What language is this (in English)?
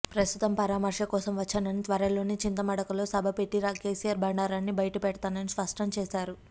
Telugu